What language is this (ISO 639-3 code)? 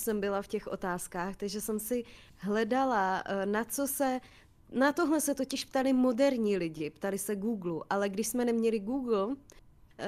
ces